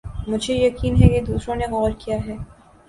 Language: Urdu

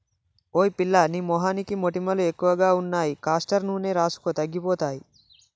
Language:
Telugu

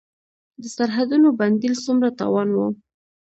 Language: Pashto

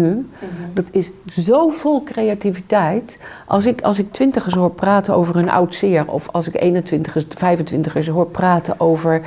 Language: Dutch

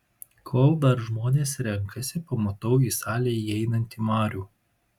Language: Lithuanian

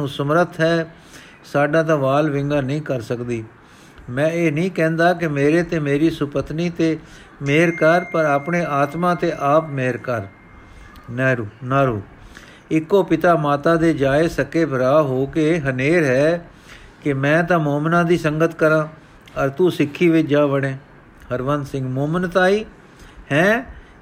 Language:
Punjabi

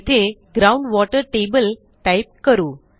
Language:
Marathi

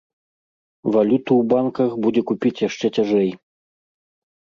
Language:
Belarusian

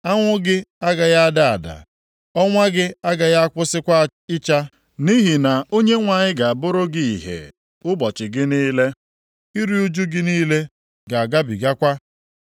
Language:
Igbo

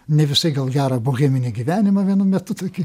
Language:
Lithuanian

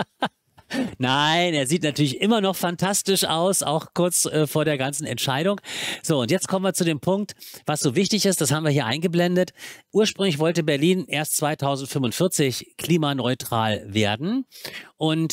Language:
German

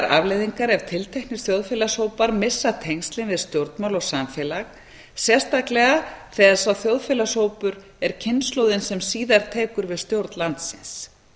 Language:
Icelandic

